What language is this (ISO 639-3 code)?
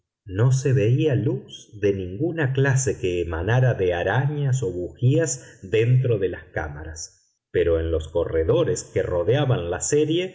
spa